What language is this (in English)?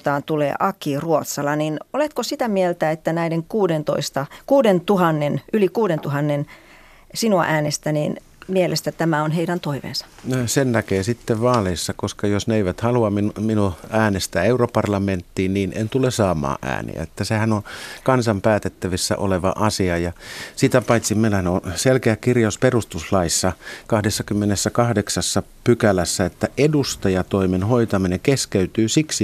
Finnish